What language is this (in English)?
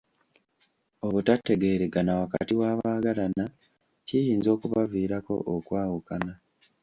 Ganda